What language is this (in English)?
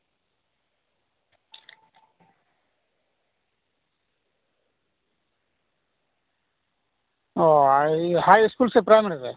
Santali